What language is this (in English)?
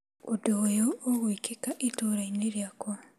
Kikuyu